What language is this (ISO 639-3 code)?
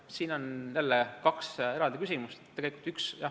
est